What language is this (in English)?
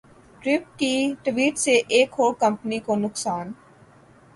Urdu